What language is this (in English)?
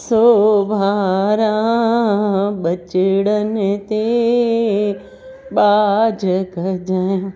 Sindhi